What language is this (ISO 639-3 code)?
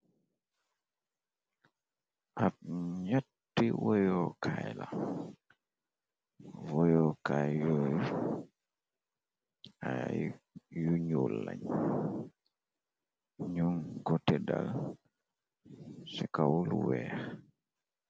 wol